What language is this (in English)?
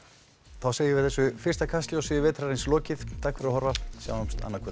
Icelandic